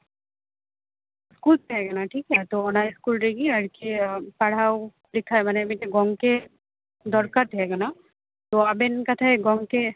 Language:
Santali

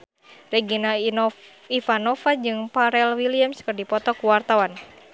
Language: Sundanese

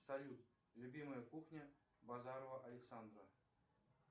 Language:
Russian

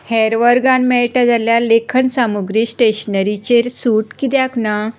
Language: Konkani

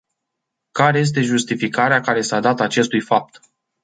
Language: Romanian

